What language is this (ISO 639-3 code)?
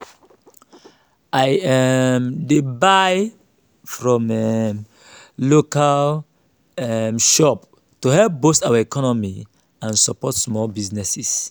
pcm